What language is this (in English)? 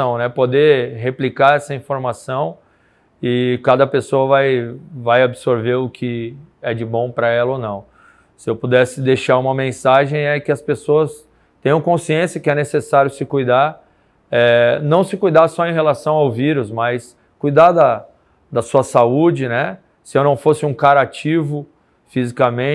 Portuguese